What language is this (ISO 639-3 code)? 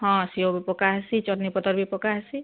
ori